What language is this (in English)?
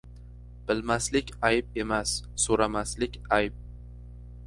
Uzbek